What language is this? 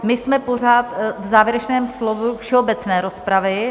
Czech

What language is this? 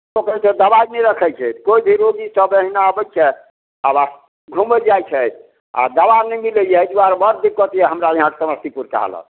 Maithili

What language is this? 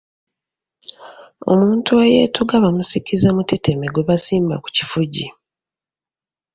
Ganda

